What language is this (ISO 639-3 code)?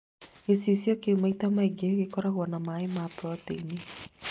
kik